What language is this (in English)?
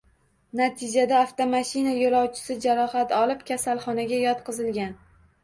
Uzbek